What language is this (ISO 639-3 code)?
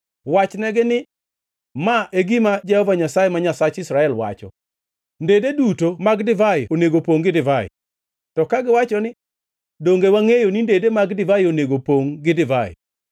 luo